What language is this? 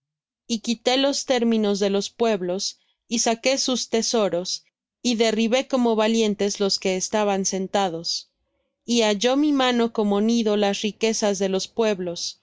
Spanish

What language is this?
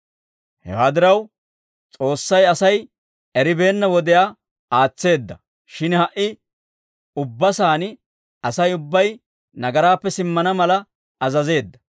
Dawro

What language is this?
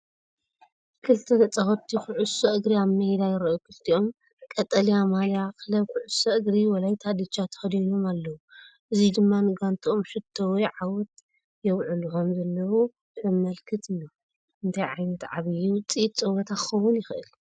Tigrinya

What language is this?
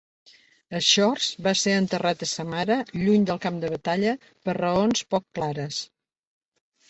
Catalan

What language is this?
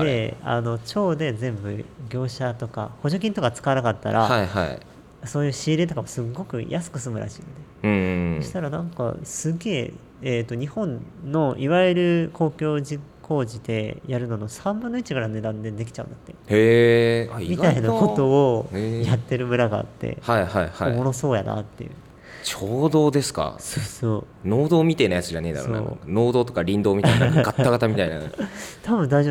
Japanese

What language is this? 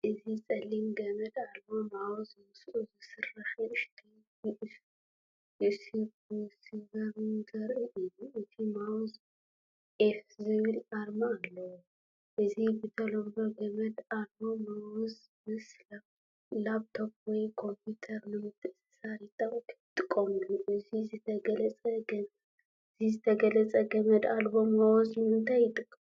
Tigrinya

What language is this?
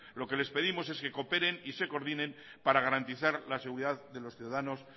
Spanish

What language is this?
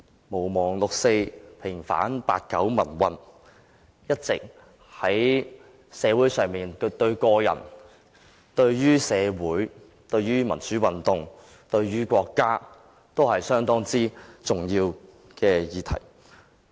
Cantonese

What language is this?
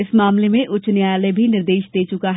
Hindi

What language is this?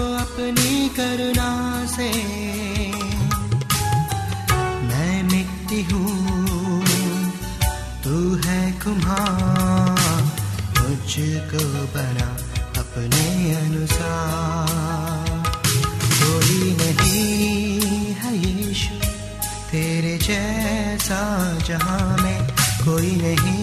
Hindi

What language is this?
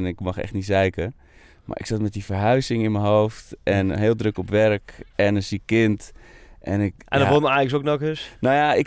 Dutch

